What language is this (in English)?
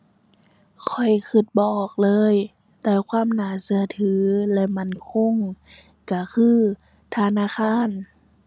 Thai